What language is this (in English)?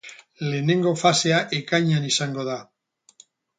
Basque